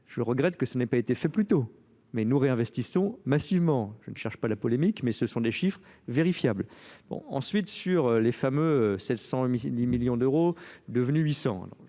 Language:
French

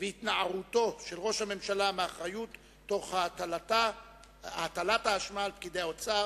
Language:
Hebrew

